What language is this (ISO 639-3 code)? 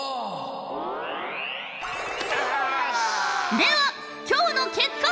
jpn